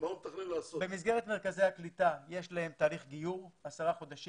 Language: Hebrew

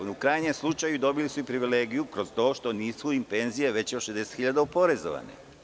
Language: Serbian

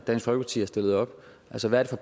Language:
Danish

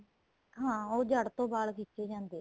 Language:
Punjabi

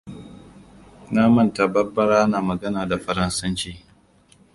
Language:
Hausa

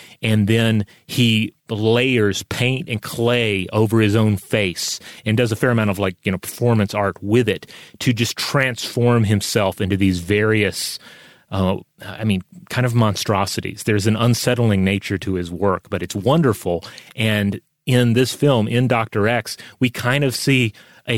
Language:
English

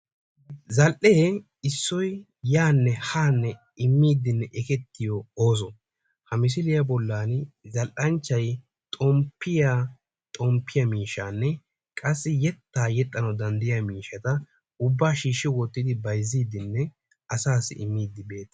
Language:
Wolaytta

